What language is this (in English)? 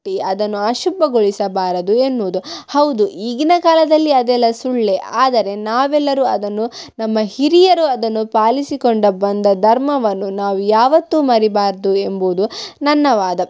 Kannada